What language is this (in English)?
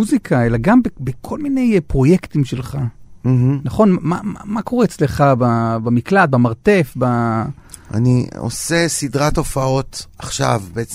Hebrew